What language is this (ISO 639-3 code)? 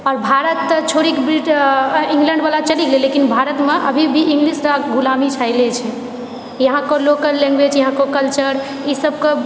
mai